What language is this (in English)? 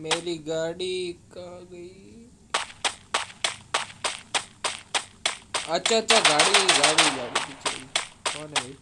Hindi